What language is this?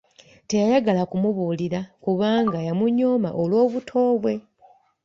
Ganda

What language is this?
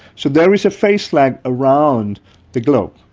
English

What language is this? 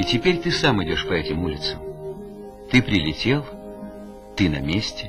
Russian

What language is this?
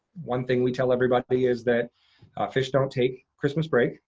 English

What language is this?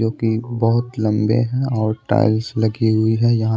Hindi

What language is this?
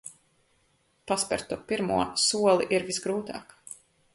Latvian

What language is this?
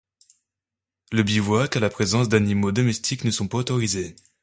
French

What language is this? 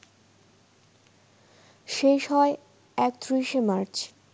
Bangla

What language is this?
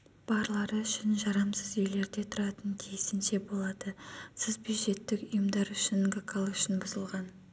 Kazakh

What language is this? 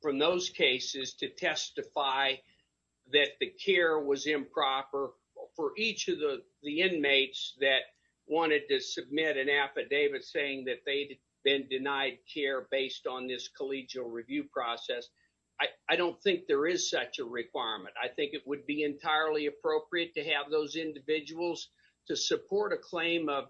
English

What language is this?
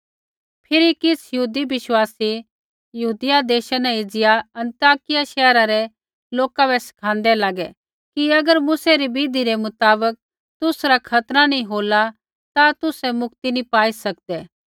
Kullu Pahari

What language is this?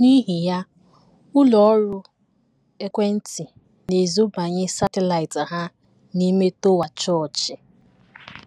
Igbo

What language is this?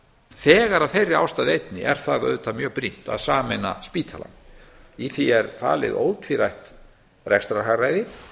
Icelandic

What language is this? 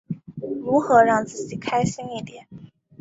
Chinese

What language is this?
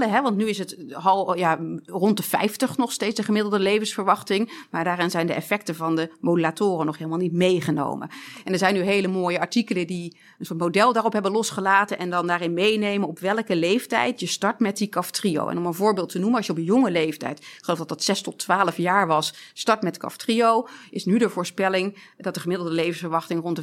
Dutch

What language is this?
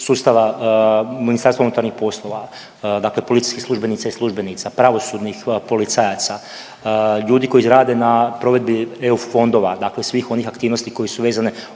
Croatian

